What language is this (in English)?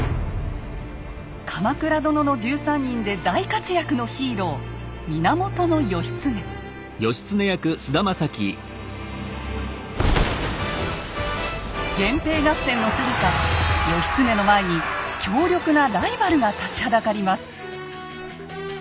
Japanese